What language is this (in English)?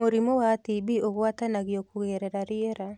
Kikuyu